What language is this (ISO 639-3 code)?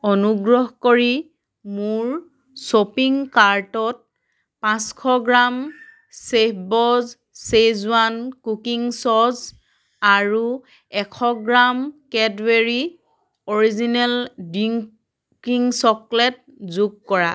asm